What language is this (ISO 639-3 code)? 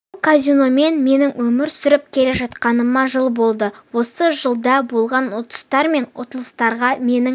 kaz